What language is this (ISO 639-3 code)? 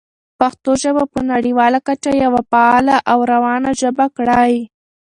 pus